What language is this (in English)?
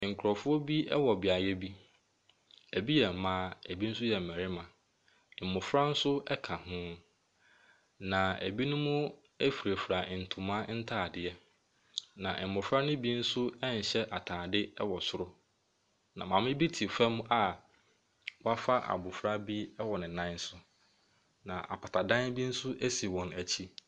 Akan